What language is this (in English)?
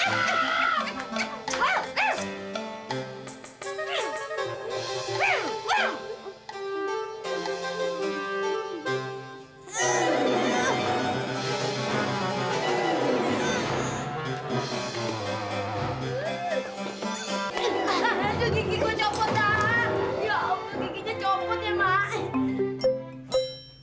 Indonesian